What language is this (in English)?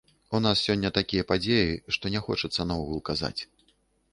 Belarusian